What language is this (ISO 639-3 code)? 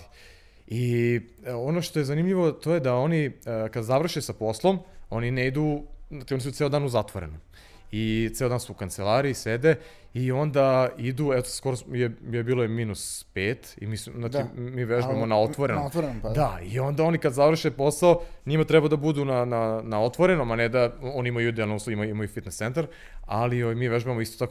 hrv